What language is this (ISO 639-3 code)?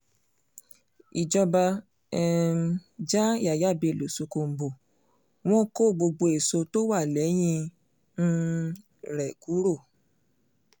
yor